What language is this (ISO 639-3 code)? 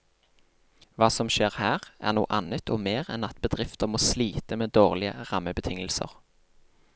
nor